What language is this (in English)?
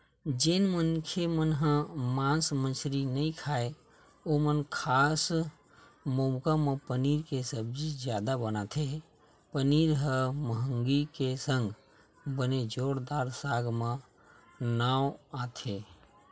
Chhattisgarhi